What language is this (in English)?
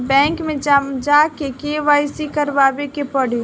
Bhojpuri